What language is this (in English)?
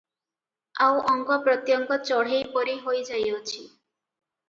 Odia